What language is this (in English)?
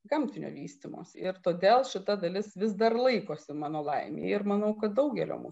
Lithuanian